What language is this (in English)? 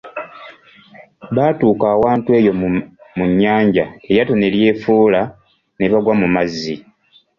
Ganda